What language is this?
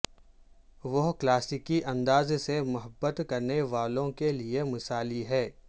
Urdu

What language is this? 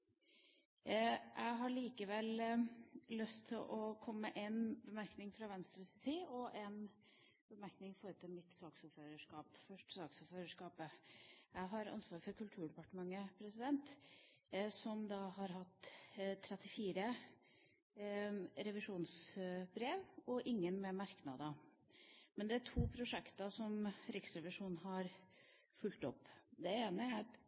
Norwegian Bokmål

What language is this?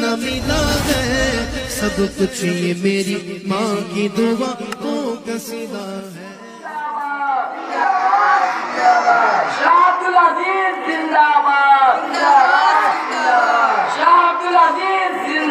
Romanian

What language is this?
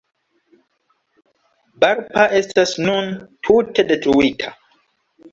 Esperanto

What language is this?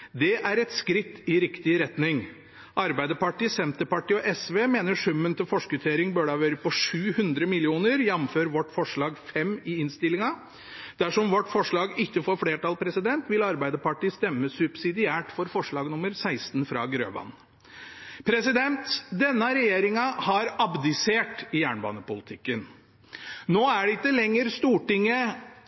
Norwegian Bokmål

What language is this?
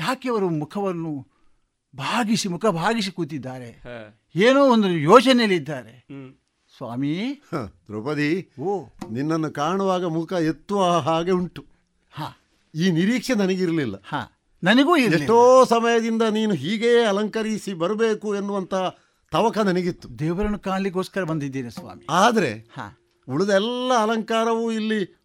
Kannada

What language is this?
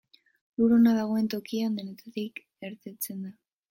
Basque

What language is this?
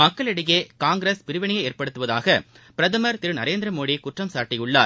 Tamil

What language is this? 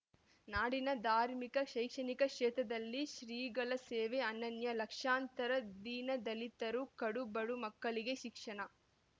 Kannada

